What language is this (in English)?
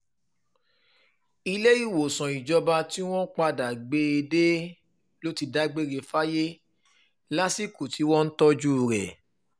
Yoruba